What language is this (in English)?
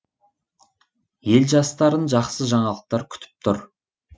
Kazakh